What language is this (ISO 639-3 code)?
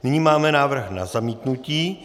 ces